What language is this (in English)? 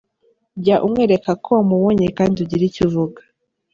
Kinyarwanda